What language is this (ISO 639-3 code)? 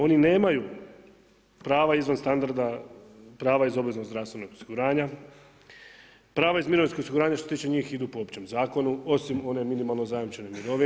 hrv